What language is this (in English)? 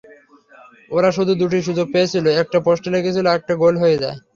Bangla